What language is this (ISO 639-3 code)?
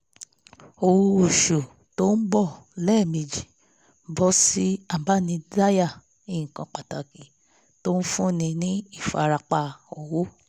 yor